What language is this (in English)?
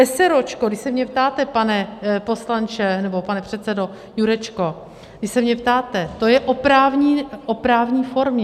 Czech